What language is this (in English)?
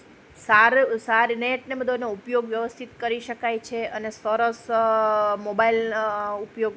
Gujarati